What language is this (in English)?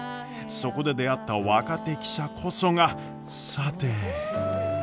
Japanese